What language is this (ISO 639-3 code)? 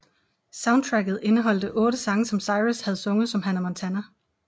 dan